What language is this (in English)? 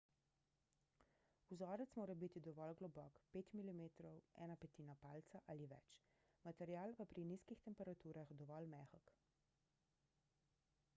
Slovenian